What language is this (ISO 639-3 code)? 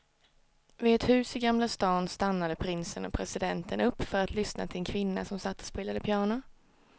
swe